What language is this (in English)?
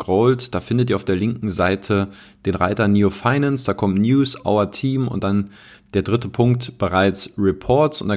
German